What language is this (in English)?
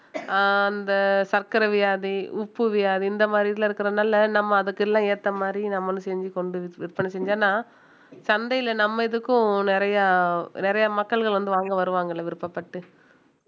Tamil